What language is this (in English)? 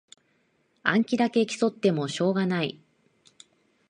Japanese